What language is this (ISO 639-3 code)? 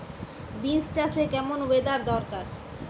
ben